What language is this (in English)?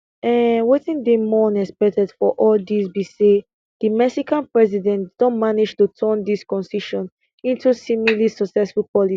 Nigerian Pidgin